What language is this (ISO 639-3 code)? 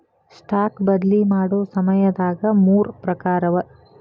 kan